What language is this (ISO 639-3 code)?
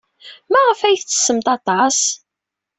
kab